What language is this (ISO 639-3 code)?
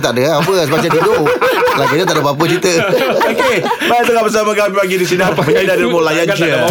msa